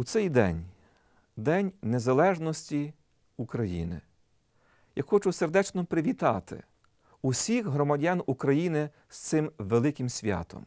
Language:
Ukrainian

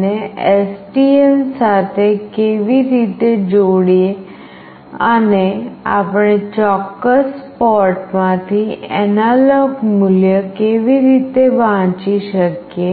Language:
Gujarati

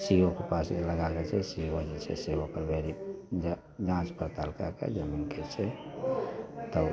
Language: Maithili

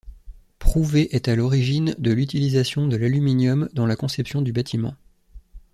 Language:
French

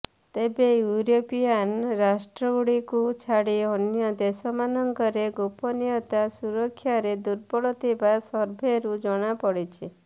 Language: Odia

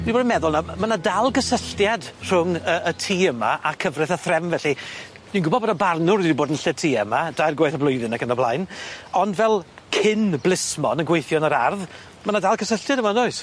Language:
Welsh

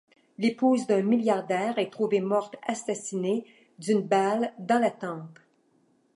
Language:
French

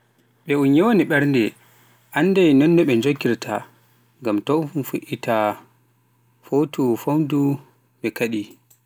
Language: Pular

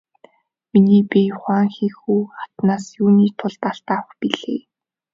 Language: Mongolian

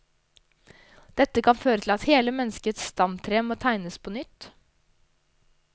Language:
Norwegian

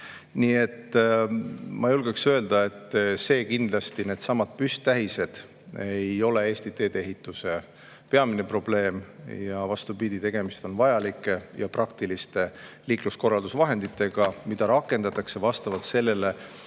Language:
Estonian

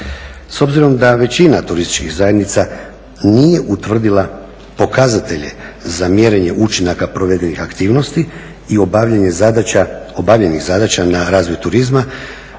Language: Croatian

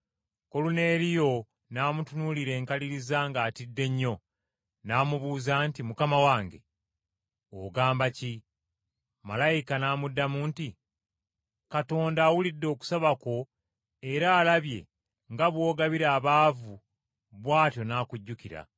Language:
Ganda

